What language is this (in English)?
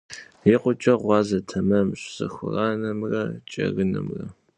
Kabardian